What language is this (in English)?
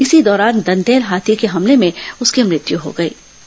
Hindi